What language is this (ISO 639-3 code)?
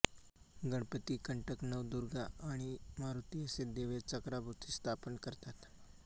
mar